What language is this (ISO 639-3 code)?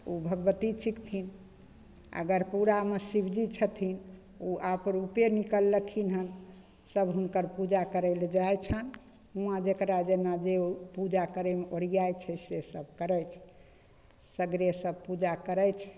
mai